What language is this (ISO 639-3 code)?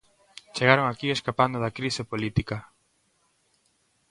glg